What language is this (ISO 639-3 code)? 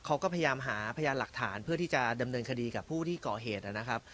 tha